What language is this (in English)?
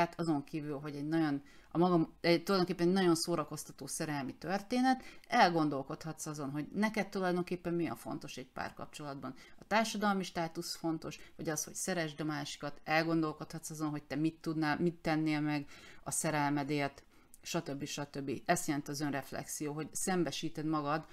Hungarian